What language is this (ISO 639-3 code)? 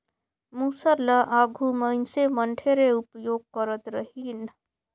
hne